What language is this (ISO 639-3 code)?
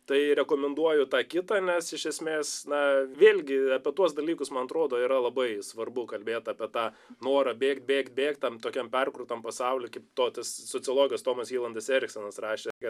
lit